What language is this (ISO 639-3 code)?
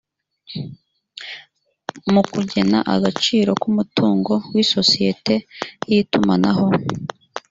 kin